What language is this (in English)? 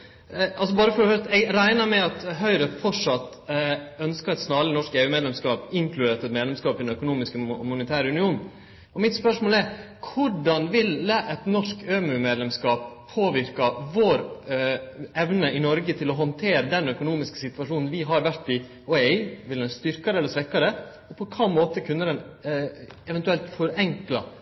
Norwegian Nynorsk